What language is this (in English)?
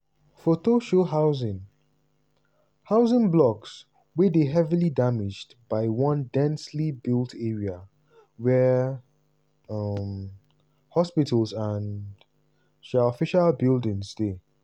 Nigerian Pidgin